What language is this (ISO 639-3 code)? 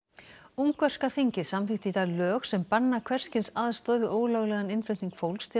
isl